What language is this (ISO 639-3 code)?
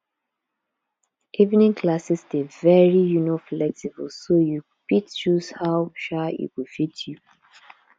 pcm